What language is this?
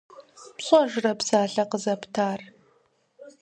Kabardian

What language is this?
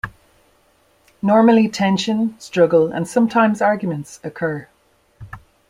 English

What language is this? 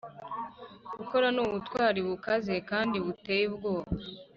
Kinyarwanda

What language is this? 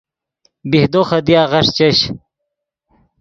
Yidgha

